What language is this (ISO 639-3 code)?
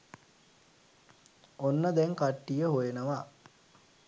sin